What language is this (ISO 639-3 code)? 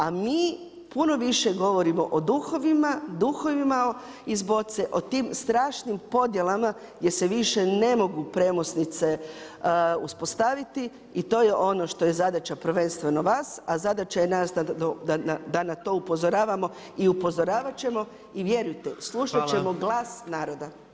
hrv